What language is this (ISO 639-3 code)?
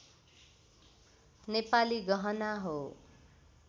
nep